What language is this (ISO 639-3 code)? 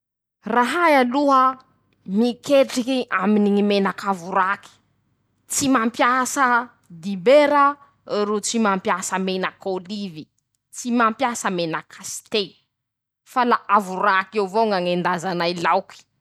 msh